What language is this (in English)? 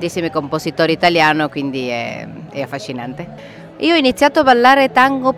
Italian